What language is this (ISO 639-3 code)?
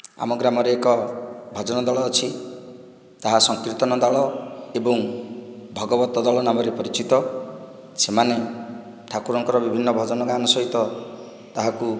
ori